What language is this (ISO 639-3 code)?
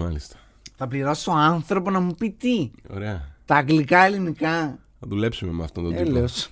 ell